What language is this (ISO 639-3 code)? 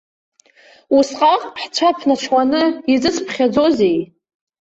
abk